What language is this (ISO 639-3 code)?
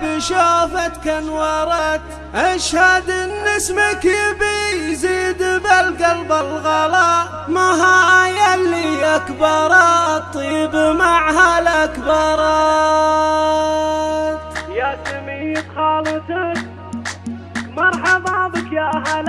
ara